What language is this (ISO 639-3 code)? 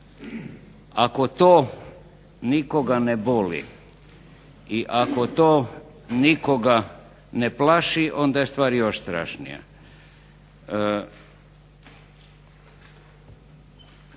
hrv